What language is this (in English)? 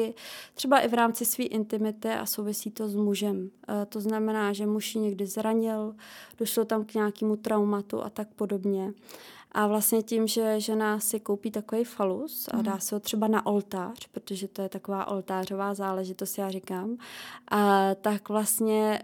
Czech